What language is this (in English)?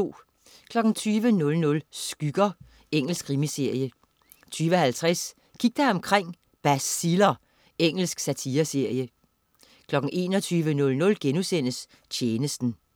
Danish